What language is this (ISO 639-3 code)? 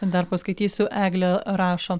lit